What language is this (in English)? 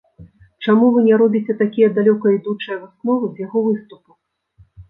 Belarusian